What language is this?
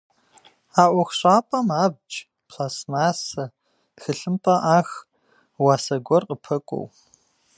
Kabardian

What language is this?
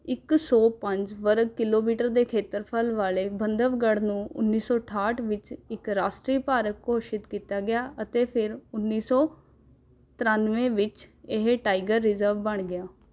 Punjabi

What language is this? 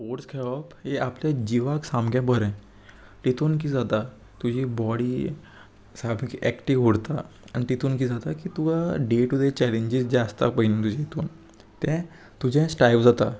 Konkani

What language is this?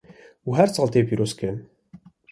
Kurdish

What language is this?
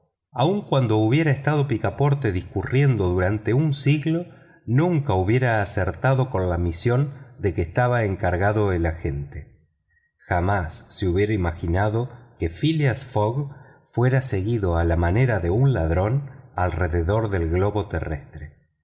Spanish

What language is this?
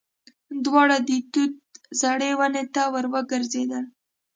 Pashto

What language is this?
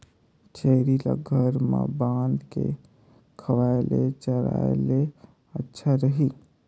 Chhattisgarhi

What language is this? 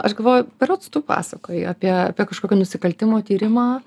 Lithuanian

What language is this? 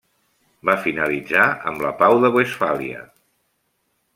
Catalan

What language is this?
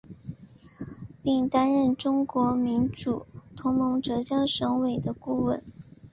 Chinese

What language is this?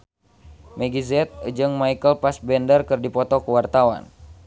Sundanese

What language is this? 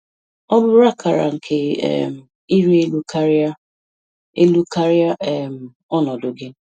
Igbo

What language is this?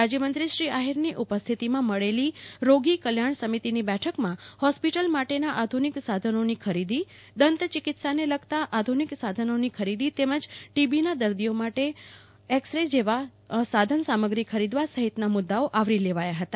Gujarati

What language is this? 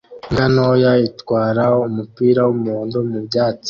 Kinyarwanda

